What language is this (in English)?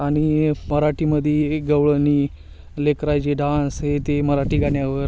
Marathi